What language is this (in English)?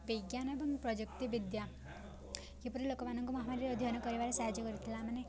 Odia